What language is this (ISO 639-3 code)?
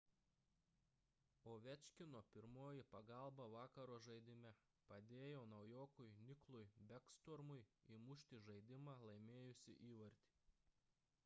lit